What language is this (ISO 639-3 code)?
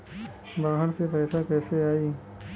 bho